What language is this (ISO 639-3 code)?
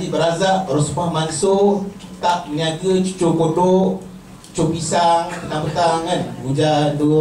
msa